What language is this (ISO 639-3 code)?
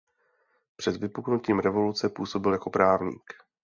ces